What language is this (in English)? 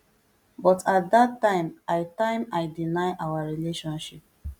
Nigerian Pidgin